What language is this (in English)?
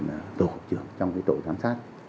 Vietnamese